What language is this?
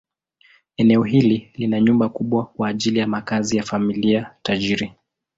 Swahili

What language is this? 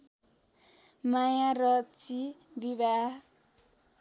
Nepali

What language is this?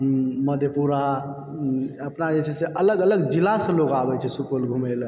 Maithili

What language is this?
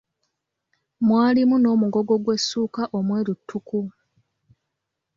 Ganda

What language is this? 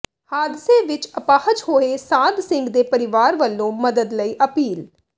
Punjabi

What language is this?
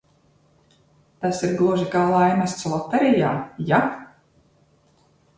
Latvian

